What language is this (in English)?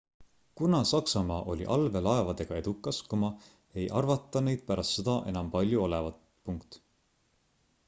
Estonian